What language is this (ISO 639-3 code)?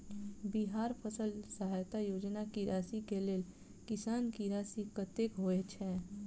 mai